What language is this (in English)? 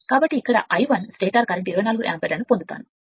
Telugu